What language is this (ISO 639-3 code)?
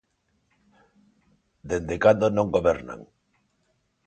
glg